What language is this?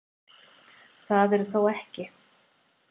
Icelandic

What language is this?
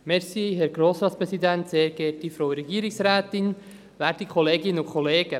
Swiss German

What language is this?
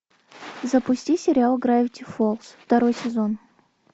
Russian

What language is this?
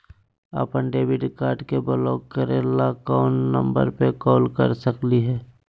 Magahi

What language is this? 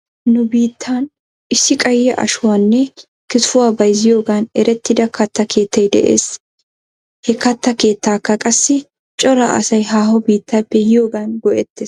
Wolaytta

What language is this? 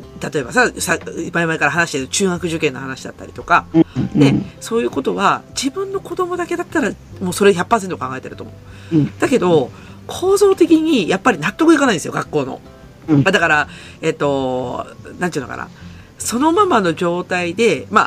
Japanese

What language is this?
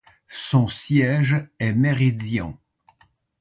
French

